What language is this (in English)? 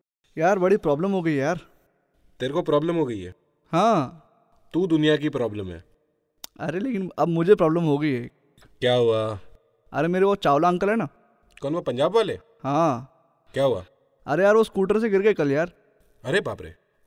Hindi